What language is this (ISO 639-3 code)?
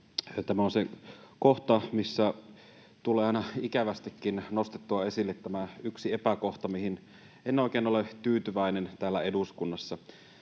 fin